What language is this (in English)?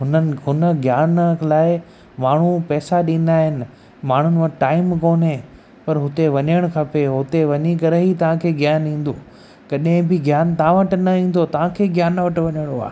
Sindhi